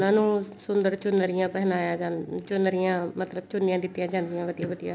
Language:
Punjabi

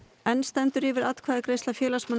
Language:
Icelandic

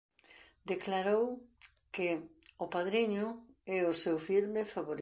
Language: Galician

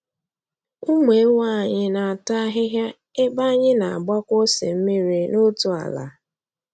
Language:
Igbo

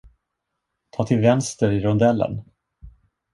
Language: Swedish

